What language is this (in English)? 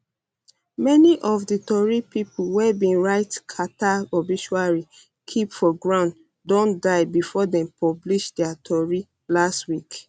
Nigerian Pidgin